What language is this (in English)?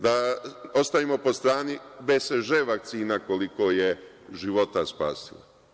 Serbian